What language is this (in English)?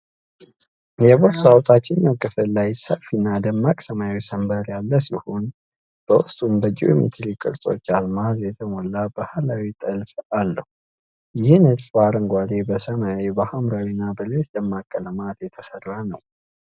Amharic